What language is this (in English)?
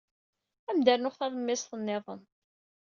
Kabyle